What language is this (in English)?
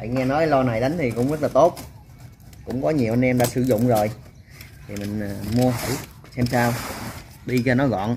Vietnamese